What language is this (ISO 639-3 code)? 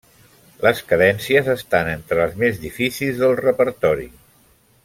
cat